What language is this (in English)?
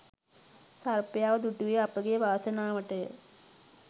Sinhala